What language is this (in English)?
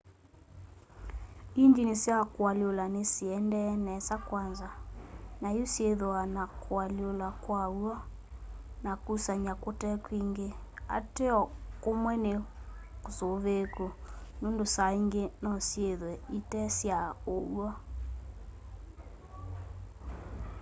Kamba